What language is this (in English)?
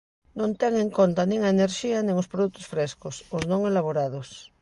Galician